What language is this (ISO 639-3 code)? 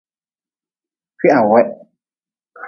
nmz